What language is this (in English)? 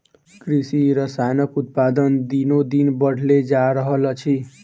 Maithili